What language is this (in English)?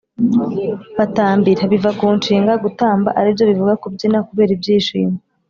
Kinyarwanda